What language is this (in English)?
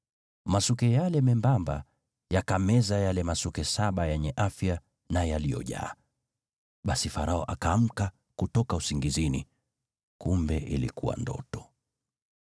Swahili